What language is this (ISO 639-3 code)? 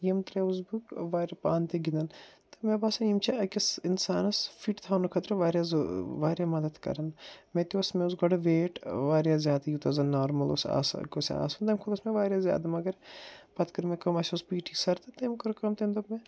kas